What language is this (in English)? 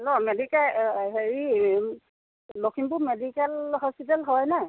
Assamese